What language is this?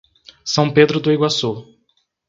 Portuguese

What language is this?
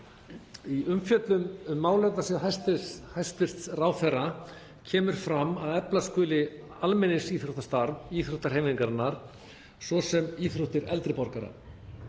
Icelandic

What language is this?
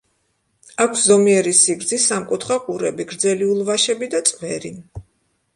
Georgian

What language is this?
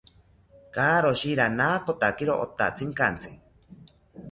South Ucayali Ashéninka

